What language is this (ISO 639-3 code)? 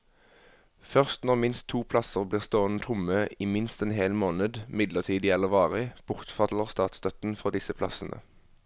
nor